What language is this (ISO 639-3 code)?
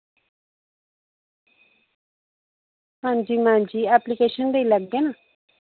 doi